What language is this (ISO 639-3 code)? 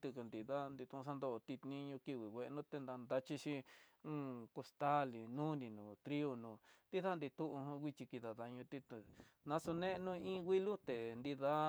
mtx